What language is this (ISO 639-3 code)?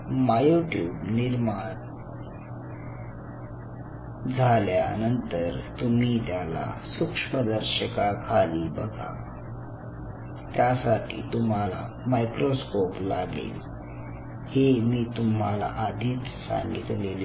mar